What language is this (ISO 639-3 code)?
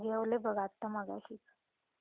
mar